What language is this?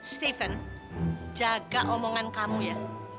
Indonesian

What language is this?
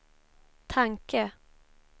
Swedish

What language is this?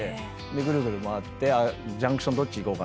Japanese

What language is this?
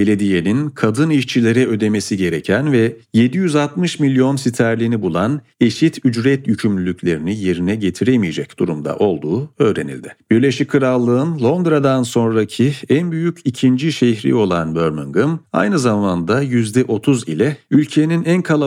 Turkish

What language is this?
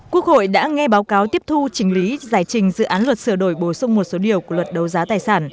Vietnamese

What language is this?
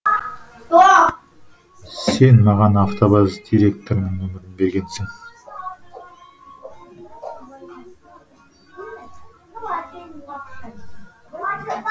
Kazakh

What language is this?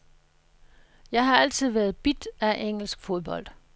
Danish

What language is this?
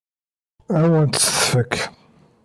Kabyle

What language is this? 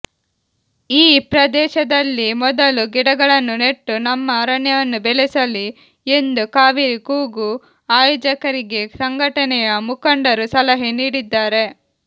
Kannada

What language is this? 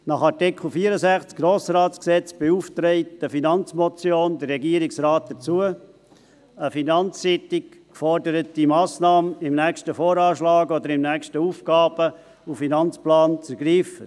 Swiss German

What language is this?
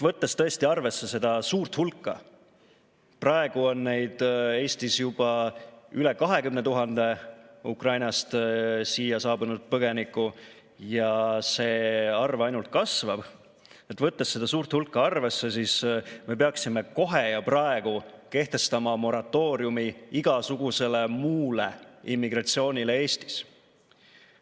Estonian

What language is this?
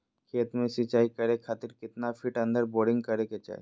Magahi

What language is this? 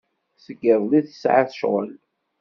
Kabyle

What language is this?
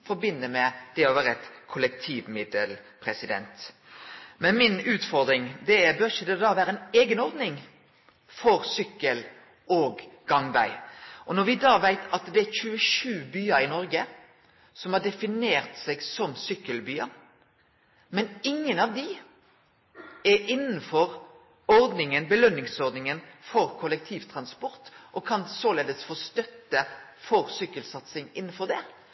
Norwegian Nynorsk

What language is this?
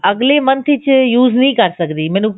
Punjabi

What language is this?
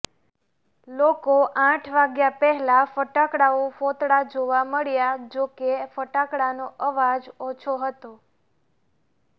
Gujarati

